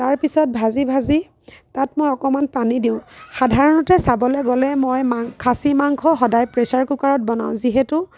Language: Assamese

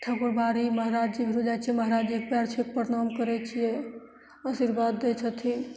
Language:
Maithili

